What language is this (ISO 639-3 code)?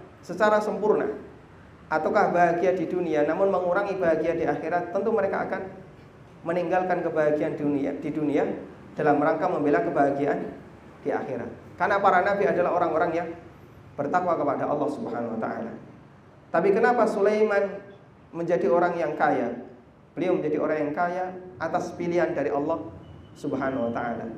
ind